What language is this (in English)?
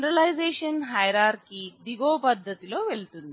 Telugu